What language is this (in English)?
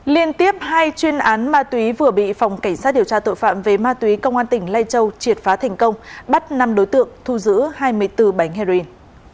Vietnamese